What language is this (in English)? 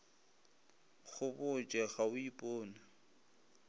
Northern Sotho